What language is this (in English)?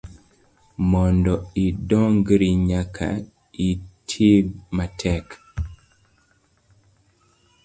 Luo (Kenya and Tanzania)